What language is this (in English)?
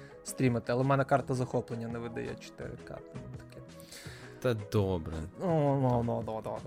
Ukrainian